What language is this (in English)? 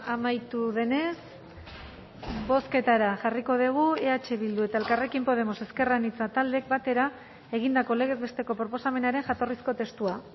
Basque